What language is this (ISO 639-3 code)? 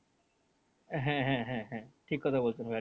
ben